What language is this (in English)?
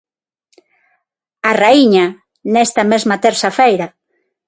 Galician